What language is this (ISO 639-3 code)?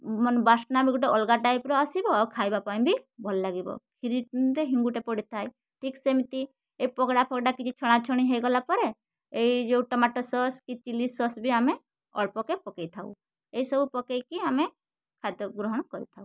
ori